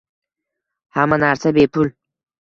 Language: Uzbek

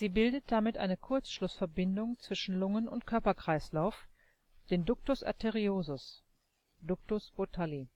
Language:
German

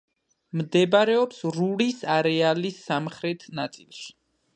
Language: Georgian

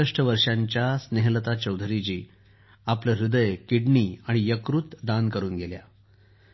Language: Marathi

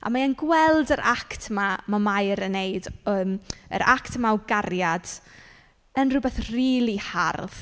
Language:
Welsh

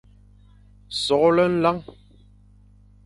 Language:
Fang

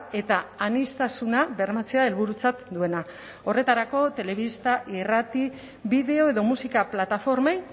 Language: Basque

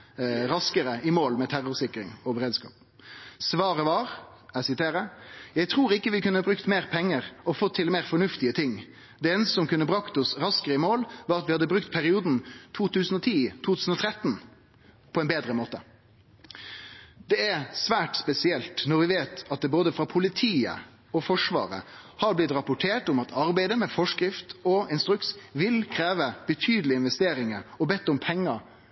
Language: Norwegian Nynorsk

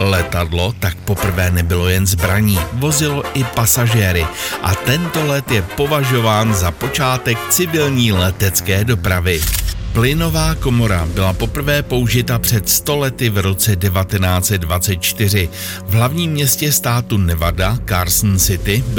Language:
Czech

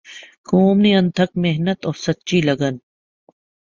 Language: Urdu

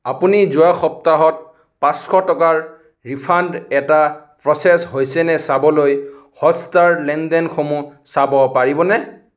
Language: Assamese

